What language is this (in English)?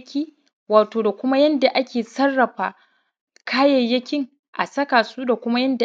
Hausa